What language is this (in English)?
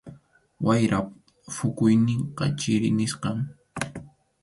Arequipa-La Unión Quechua